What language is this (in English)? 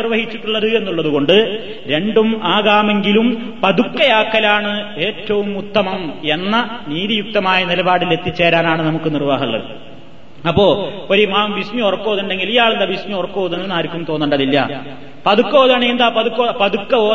Malayalam